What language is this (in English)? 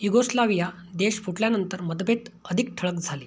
Marathi